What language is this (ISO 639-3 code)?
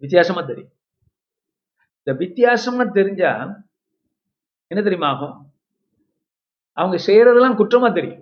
tam